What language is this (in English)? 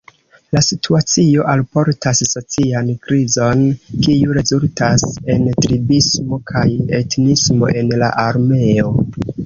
Esperanto